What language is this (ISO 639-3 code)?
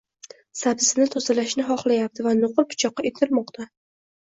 uzb